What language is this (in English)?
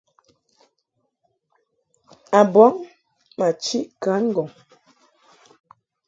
Mungaka